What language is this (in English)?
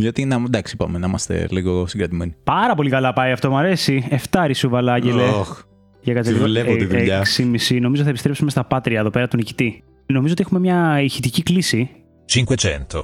Greek